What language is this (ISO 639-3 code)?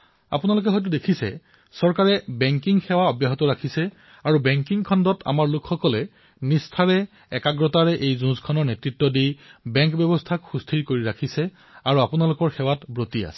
asm